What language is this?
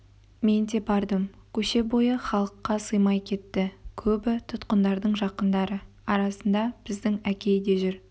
Kazakh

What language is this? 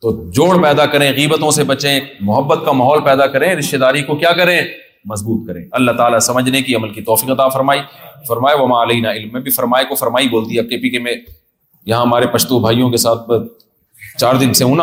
Urdu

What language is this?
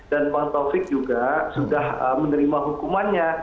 Indonesian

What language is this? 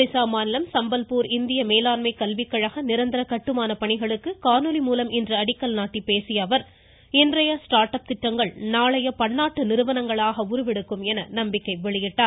Tamil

